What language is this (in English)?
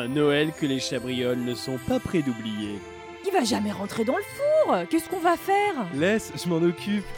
French